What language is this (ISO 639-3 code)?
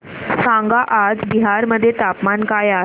mar